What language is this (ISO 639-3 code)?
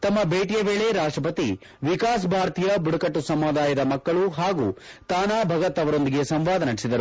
kan